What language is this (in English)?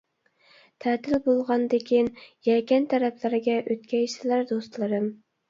Uyghur